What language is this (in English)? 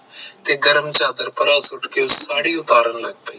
Punjabi